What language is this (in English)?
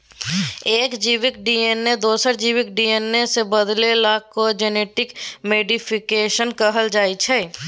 Maithili